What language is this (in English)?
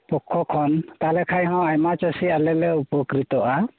Santali